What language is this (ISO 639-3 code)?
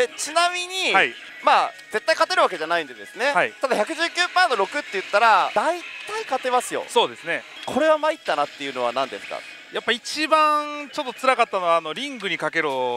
jpn